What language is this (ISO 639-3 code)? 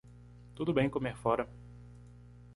por